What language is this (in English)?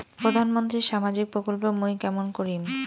Bangla